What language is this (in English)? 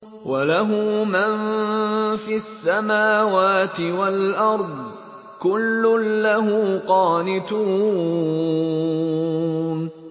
Arabic